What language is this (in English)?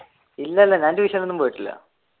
Malayalam